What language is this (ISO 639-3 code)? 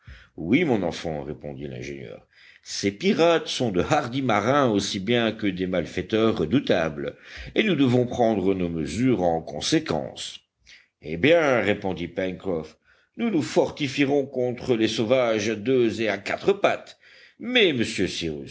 fra